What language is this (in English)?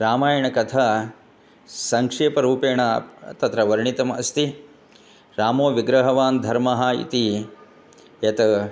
Sanskrit